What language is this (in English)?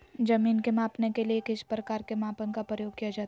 Magahi